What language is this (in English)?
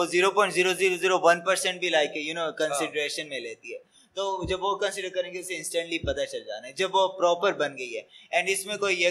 Urdu